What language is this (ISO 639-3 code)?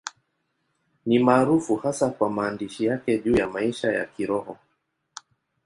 swa